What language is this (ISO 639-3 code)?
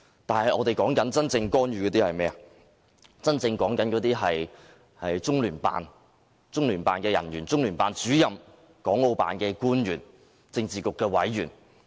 yue